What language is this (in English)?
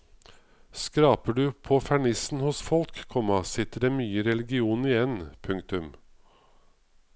Norwegian